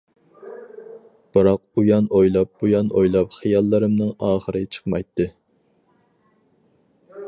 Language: Uyghur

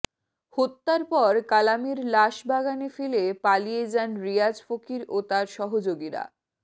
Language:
Bangla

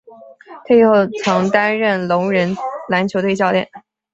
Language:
Chinese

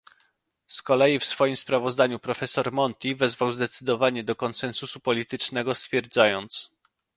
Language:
Polish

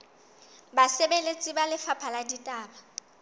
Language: Southern Sotho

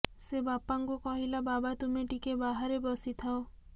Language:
Odia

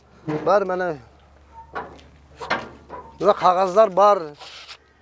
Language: Kazakh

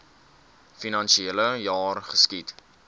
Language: Afrikaans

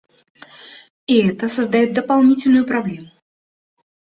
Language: Russian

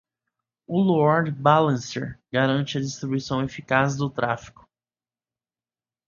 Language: Portuguese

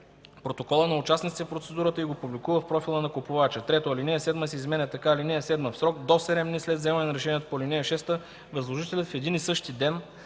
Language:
Bulgarian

